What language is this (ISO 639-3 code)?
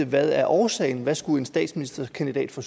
dan